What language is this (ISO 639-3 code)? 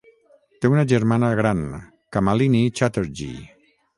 cat